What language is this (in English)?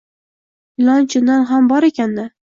Uzbek